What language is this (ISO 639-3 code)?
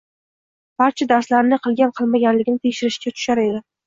uzb